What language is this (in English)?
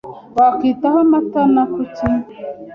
Kinyarwanda